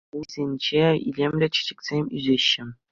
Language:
Chuvash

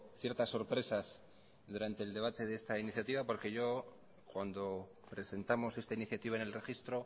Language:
Spanish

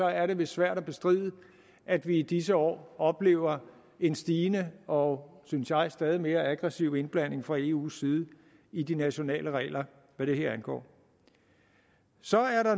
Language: Danish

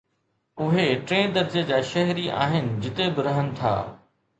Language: Sindhi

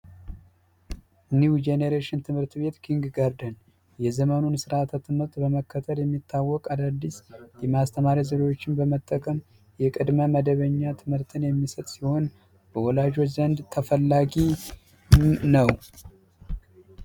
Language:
Amharic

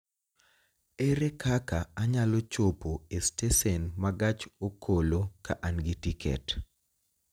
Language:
Luo (Kenya and Tanzania)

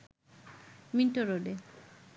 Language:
Bangla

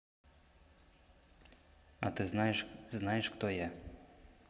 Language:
Russian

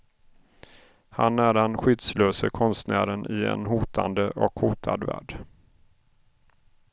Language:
Swedish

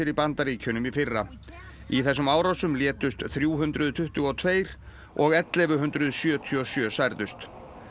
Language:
Icelandic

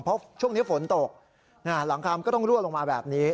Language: Thai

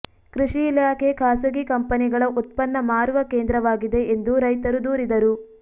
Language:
Kannada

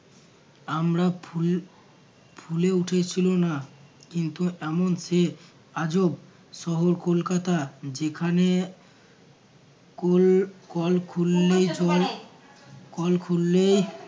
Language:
Bangla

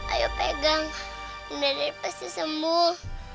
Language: Indonesian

